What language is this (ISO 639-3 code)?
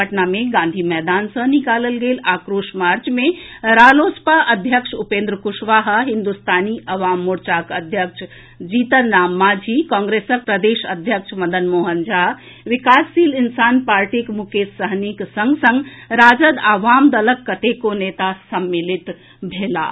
mai